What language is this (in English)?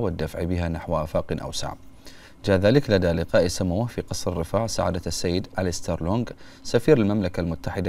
Arabic